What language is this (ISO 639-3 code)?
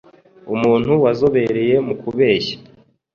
kin